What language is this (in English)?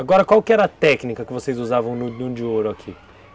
Portuguese